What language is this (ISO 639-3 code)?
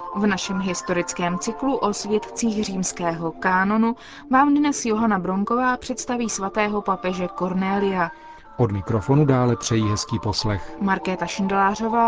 ces